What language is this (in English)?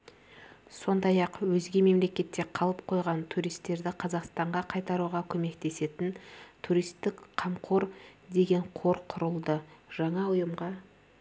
Kazakh